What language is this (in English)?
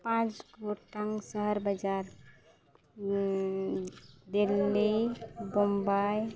Santali